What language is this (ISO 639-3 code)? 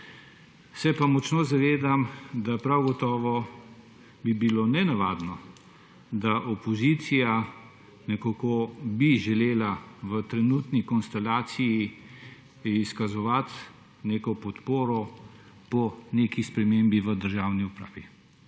slv